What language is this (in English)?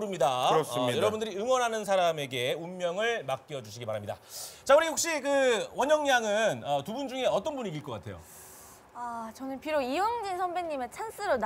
Korean